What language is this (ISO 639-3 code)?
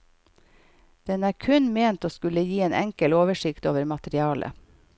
nor